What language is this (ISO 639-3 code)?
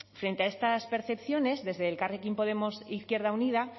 spa